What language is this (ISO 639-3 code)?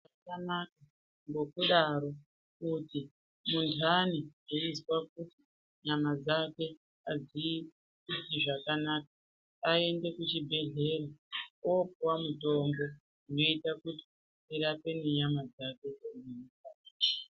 ndc